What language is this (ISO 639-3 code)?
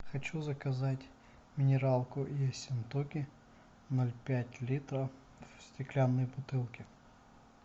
rus